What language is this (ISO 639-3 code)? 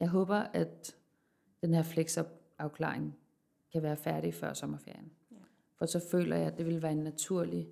dan